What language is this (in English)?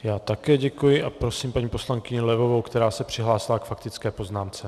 Czech